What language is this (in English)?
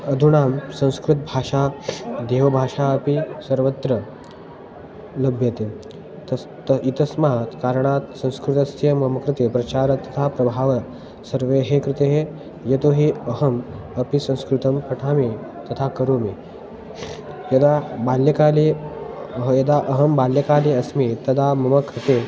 Sanskrit